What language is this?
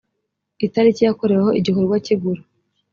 Kinyarwanda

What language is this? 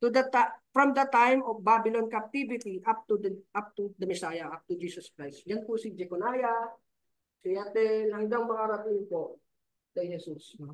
Filipino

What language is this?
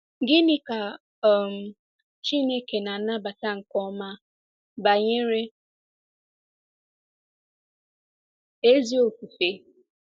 Igbo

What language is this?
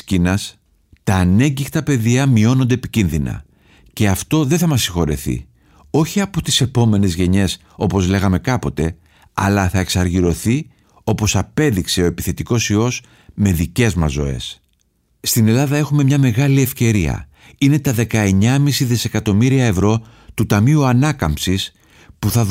Greek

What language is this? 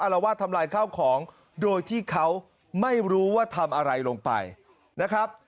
Thai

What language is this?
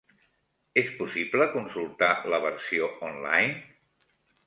Catalan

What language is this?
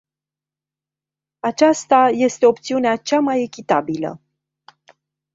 Romanian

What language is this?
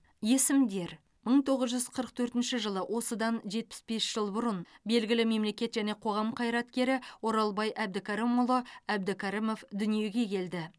Kazakh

